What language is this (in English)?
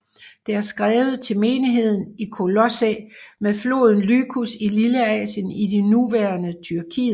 Danish